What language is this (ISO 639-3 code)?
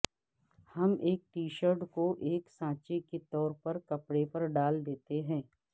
urd